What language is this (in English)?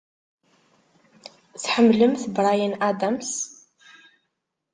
Kabyle